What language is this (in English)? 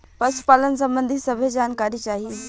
Bhojpuri